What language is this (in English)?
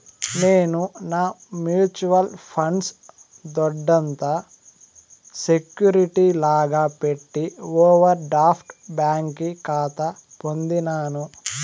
Telugu